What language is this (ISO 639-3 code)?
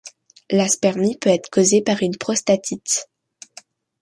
fra